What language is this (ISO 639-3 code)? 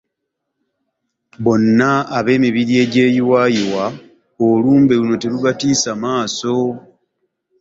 lug